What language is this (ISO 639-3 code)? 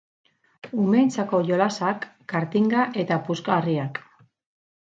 eus